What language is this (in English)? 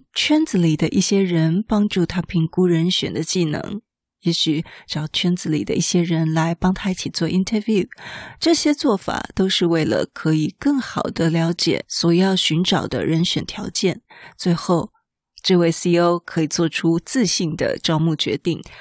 Chinese